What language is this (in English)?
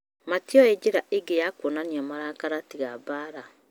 Kikuyu